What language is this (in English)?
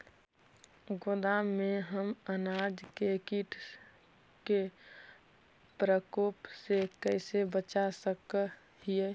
Magahi